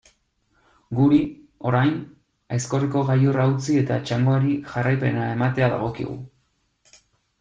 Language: Basque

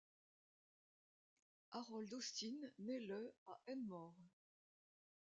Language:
French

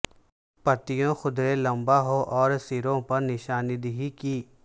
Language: Urdu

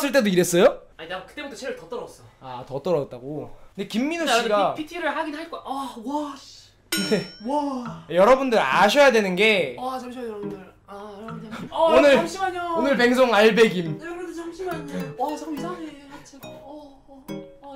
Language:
Korean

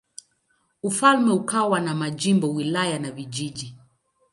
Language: Swahili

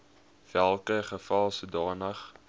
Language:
Afrikaans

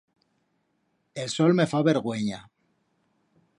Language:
Aragonese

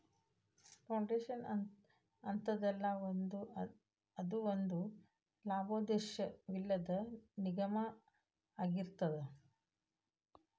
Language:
Kannada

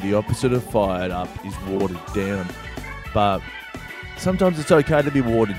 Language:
English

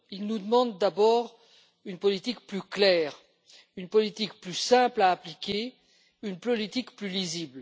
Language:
French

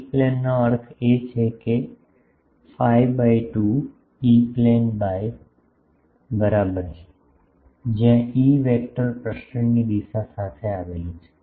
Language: Gujarati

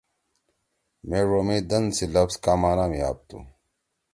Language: Torwali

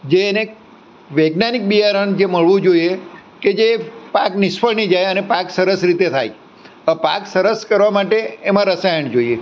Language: Gujarati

